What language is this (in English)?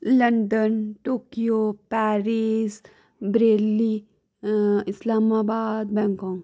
Dogri